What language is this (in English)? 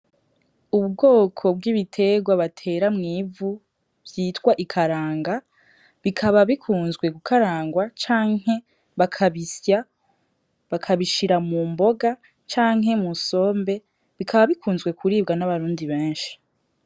Rundi